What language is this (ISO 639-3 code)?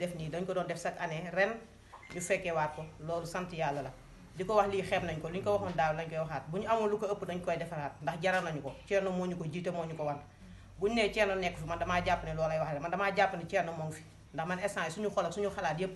ind